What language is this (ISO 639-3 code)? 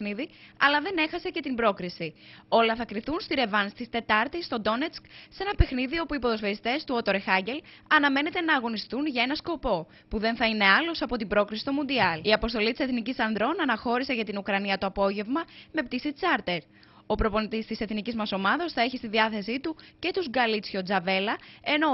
ell